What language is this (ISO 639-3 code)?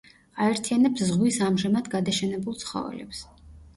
kat